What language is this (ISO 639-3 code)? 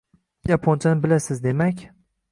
uzb